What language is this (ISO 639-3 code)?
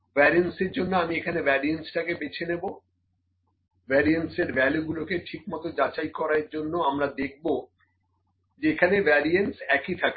ben